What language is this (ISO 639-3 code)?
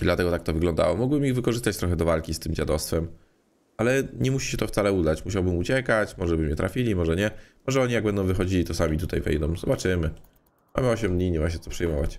pol